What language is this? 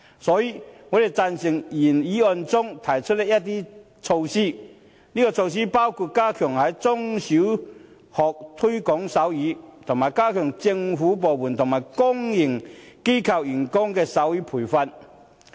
Cantonese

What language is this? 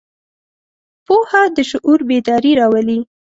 Pashto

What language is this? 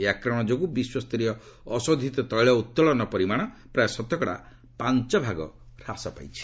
Odia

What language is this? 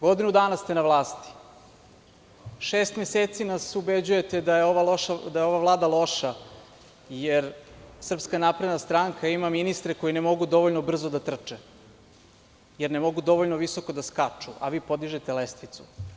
Serbian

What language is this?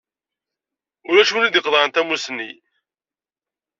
Kabyle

